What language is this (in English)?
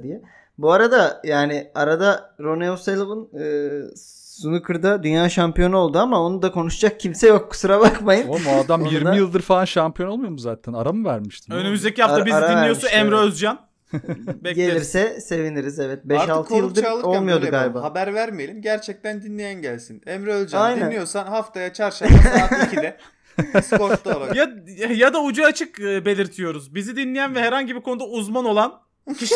Turkish